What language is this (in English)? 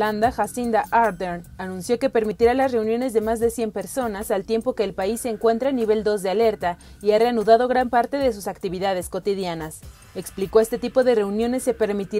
Spanish